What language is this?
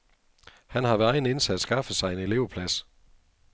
Danish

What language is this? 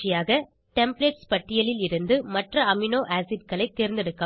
Tamil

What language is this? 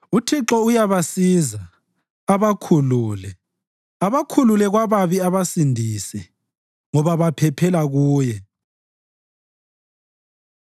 North Ndebele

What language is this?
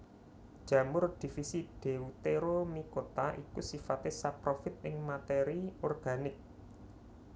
Javanese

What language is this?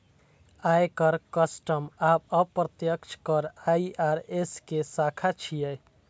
Maithili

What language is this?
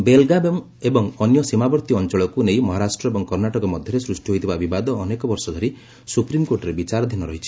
Odia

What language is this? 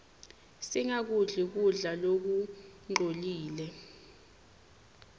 Swati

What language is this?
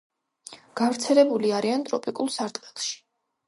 Georgian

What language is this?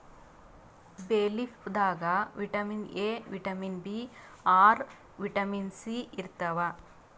Kannada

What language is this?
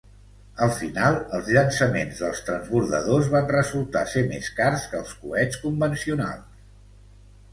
Catalan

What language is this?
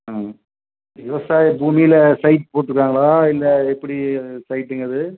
Tamil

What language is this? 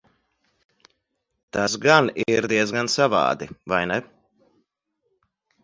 Latvian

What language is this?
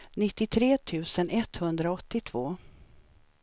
Swedish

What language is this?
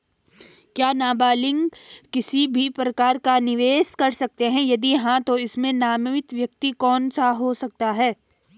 Hindi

